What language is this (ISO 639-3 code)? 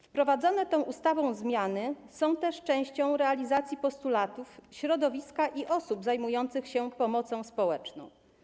pol